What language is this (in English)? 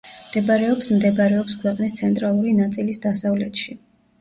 Georgian